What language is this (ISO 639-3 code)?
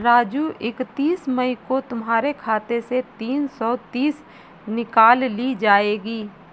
hin